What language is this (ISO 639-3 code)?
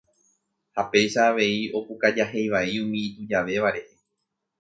grn